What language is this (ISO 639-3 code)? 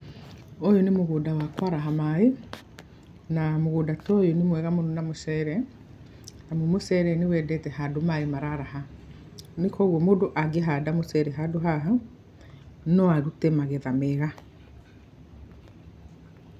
kik